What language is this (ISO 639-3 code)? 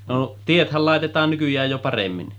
fin